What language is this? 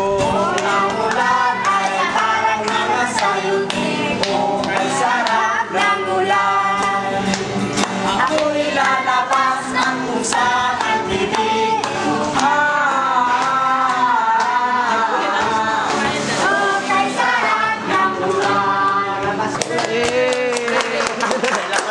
Filipino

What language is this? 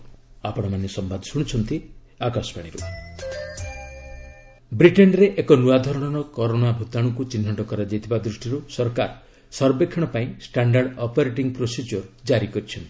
Odia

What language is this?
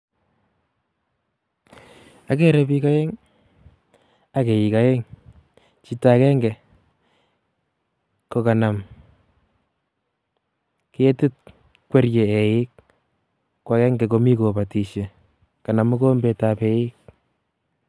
Kalenjin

